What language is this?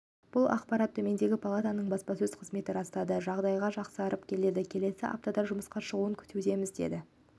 Kazakh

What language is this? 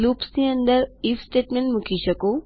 Gujarati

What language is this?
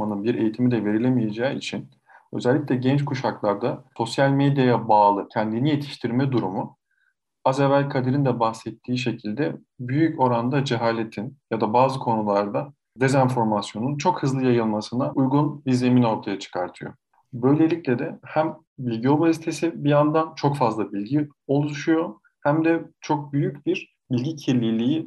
Turkish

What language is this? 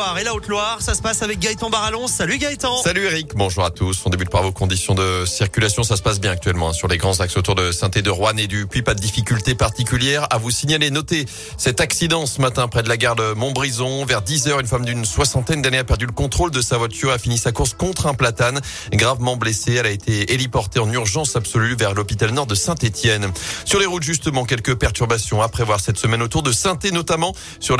French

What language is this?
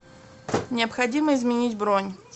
Russian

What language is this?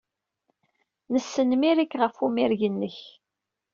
Kabyle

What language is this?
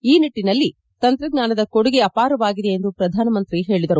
Kannada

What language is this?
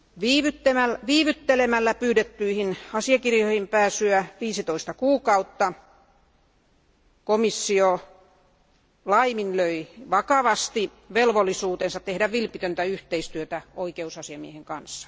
Finnish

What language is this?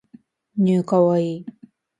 Japanese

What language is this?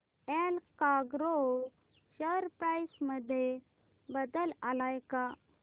Marathi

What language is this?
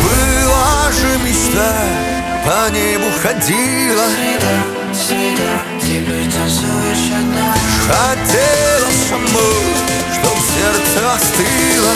Ukrainian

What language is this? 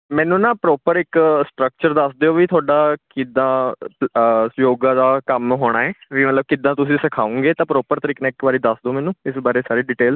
Punjabi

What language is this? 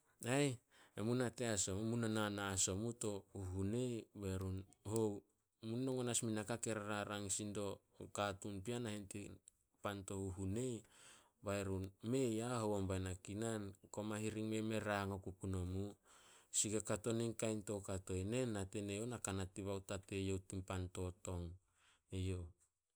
Solos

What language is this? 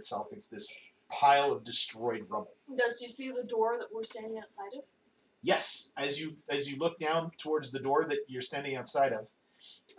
English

